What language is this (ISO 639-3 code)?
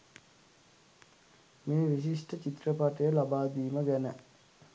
sin